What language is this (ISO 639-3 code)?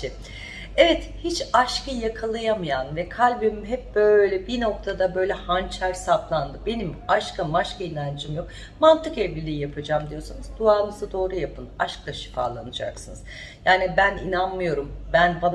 tur